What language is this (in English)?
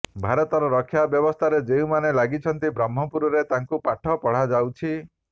Odia